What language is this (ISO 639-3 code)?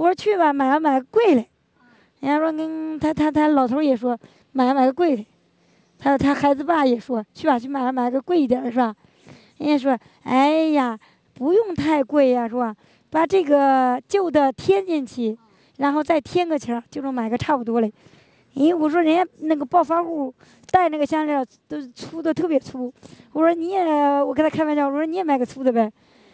zho